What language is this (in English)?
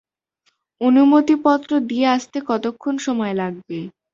Bangla